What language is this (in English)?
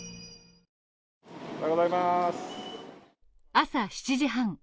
Japanese